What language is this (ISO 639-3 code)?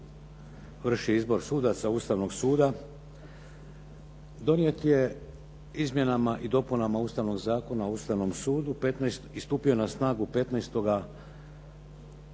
hrv